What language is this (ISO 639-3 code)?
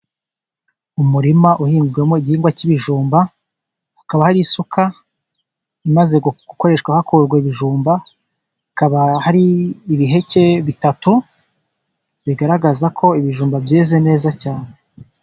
kin